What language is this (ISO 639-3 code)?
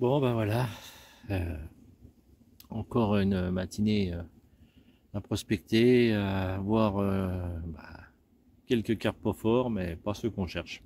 fra